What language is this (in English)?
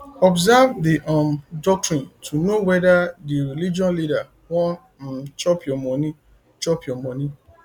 Nigerian Pidgin